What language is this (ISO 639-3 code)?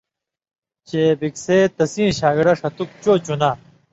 mvy